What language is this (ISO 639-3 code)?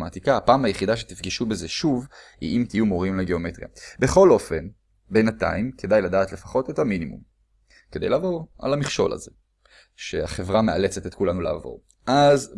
heb